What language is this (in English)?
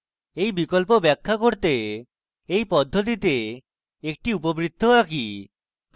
Bangla